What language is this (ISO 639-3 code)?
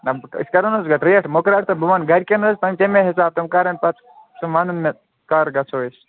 kas